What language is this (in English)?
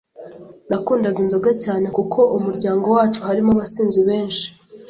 Kinyarwanda